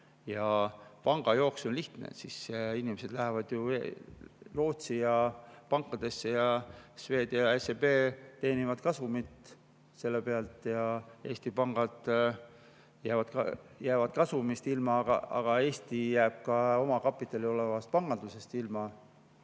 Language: Estonian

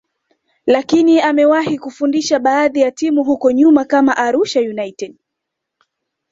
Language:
Swahili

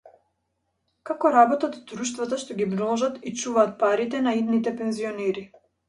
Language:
Macedonian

